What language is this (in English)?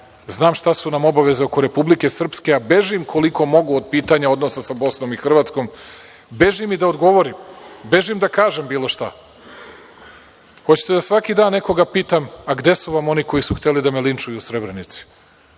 Serbian